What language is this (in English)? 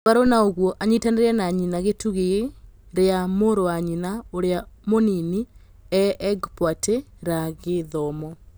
Kikuyu